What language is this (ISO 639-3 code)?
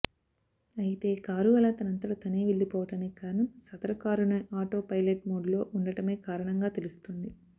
tel